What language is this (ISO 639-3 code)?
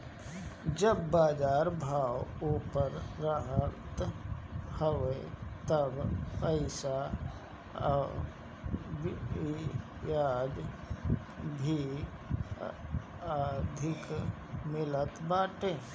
bho